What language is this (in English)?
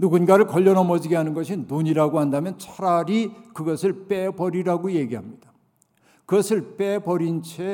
Korean